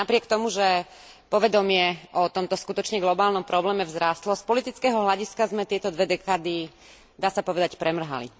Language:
Slovak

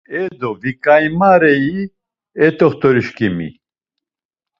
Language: Laz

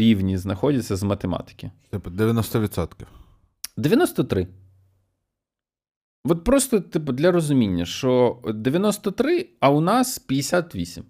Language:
Ukrainian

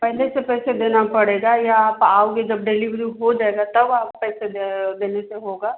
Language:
Hindi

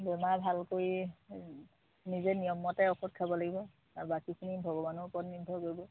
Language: Assamese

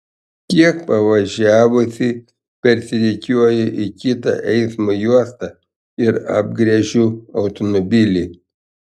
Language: Lithuanian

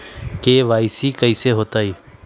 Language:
Magahi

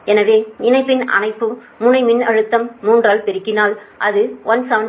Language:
Tamil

